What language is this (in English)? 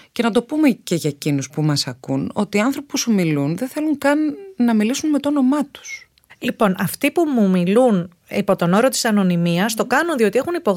Greek